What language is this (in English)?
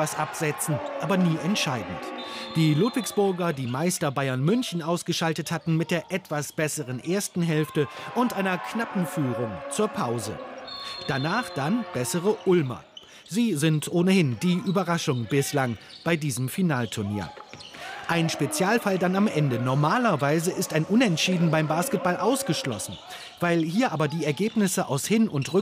German